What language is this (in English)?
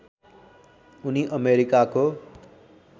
Nepali